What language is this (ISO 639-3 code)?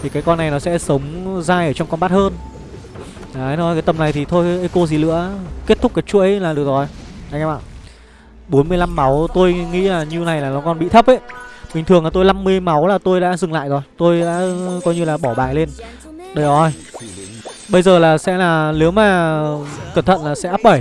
vie